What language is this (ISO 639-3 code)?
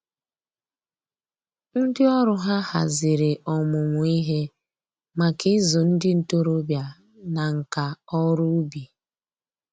ibo